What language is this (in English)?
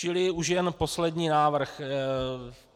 Czech